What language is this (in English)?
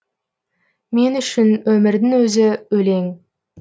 Kazakh